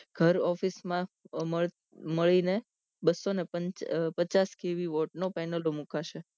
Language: Gujarati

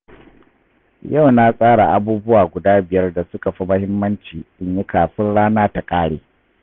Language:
Hausa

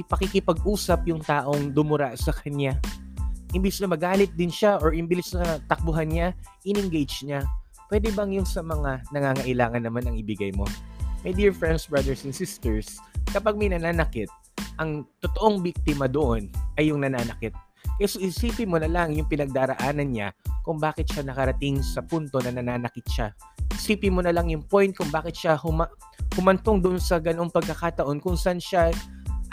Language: Filipino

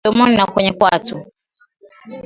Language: Swahili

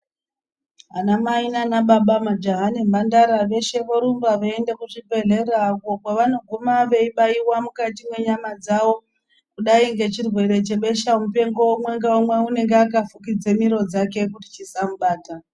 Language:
Ndau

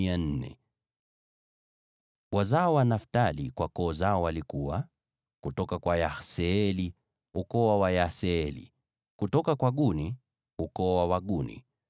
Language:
Swahili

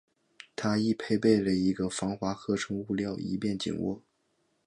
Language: Chinese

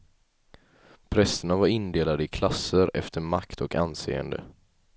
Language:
Swedish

